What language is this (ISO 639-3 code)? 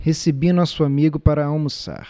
por